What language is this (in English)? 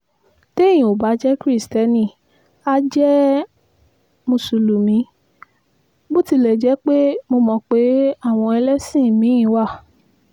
Yoruba